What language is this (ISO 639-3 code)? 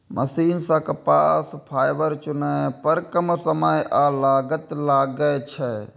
mai